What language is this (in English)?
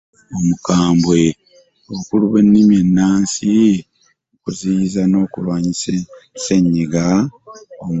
Ganda